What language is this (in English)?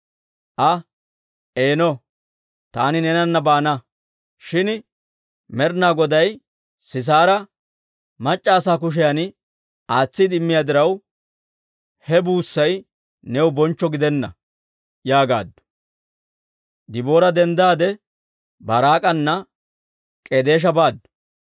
Dawro